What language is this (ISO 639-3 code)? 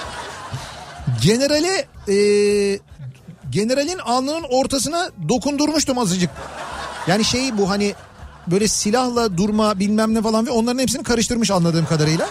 tur